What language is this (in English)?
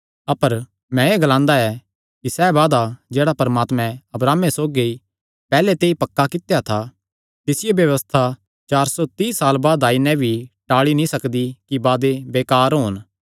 Kangri